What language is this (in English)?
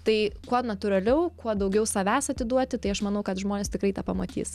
Lithuanian